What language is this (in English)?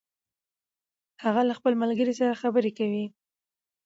Pashto